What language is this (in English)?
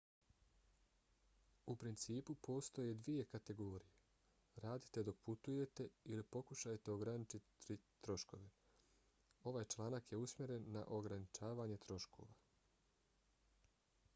Bosnian